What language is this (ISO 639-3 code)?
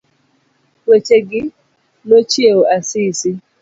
luo